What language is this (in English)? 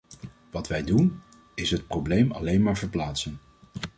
Dutch